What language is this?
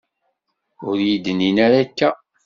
Kabyle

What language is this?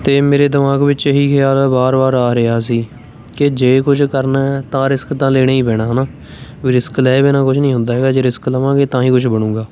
Punjabi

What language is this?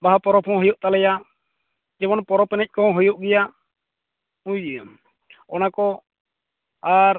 Santali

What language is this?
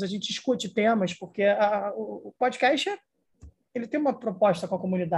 Portuguese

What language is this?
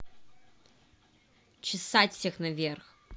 Russian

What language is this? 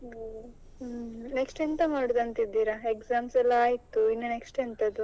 Kannada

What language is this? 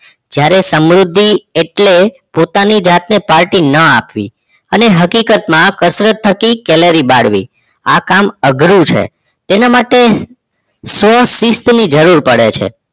Gujarati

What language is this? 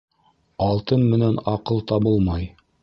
Bashkir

